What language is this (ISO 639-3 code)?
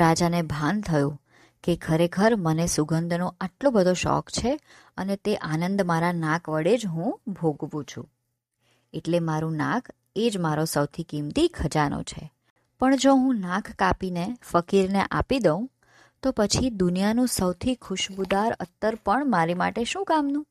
guj